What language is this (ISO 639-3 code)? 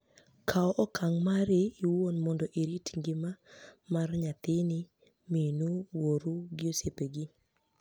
luo